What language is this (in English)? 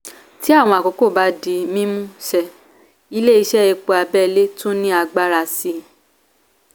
Yoruba